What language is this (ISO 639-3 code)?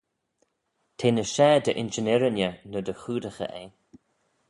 glv